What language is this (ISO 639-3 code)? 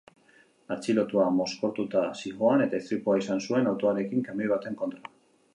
eus